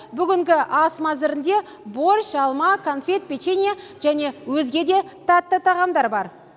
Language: Kazakh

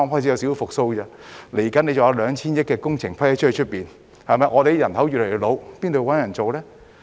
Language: Cantonese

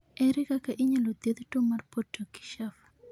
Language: Luo (Kenya and Tanzania)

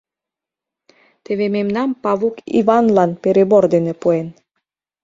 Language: Mari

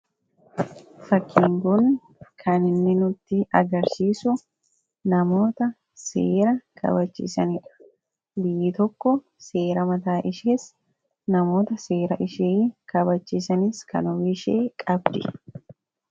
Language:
Oromo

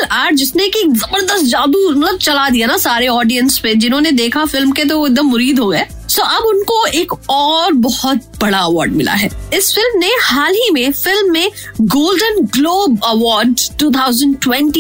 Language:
Hindi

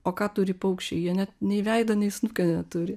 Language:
Lithuanian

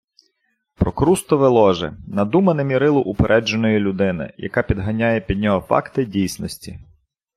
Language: Ukrainian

